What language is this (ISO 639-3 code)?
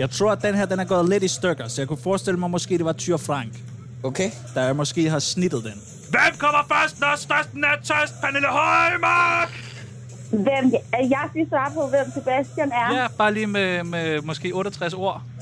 dan